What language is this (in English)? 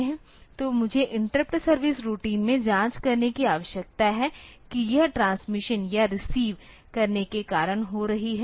Hindi